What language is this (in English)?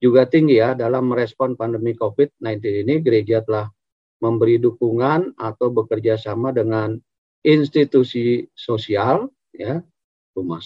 Indonesian